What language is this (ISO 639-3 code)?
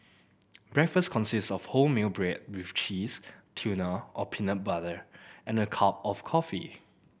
eng